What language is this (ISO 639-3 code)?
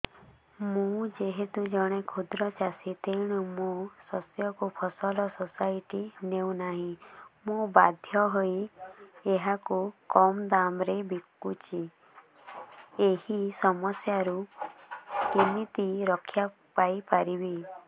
ori